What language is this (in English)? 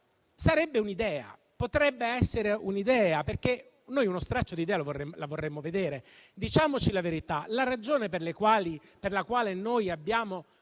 Italian